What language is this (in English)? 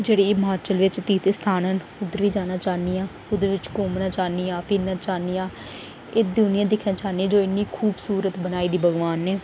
Dogri